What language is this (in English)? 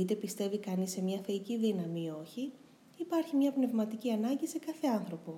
Greek